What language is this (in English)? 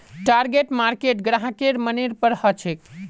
Magahi